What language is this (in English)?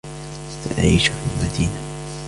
Arabic